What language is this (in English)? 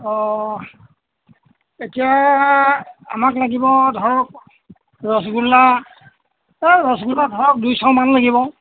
Assamese